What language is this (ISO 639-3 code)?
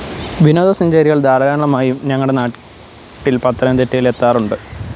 mal